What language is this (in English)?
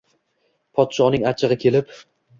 Uzbek